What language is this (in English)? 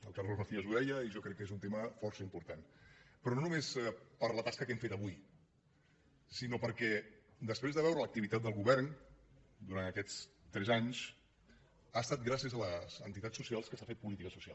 Catalan